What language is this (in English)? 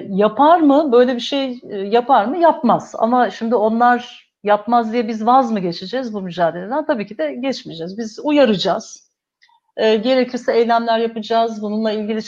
Turkish